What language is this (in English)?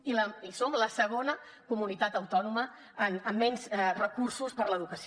Catalan